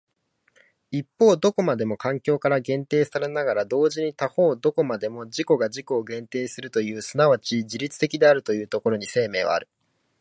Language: Japanese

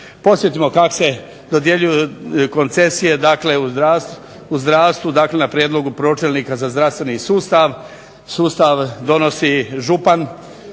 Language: Croatian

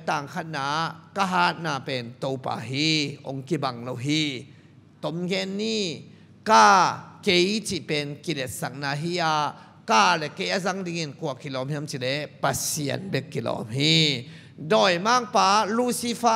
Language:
Thai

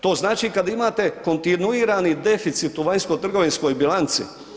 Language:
Croatian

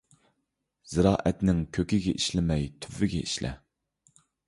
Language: Uyghur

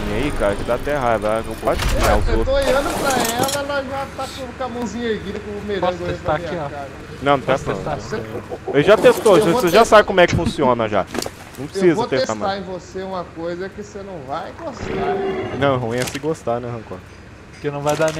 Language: Portuguese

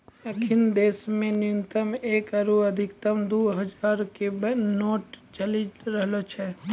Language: Maithili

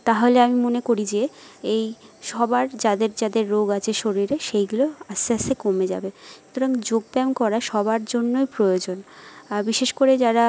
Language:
Bangla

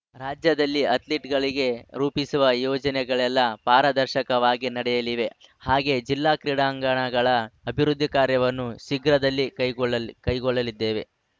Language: Kannada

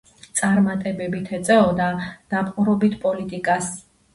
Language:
Georgian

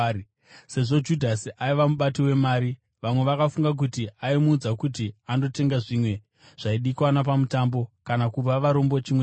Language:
Shona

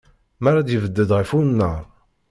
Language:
Kabyle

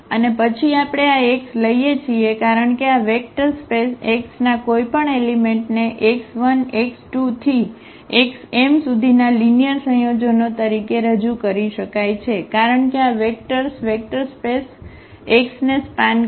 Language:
Gujarati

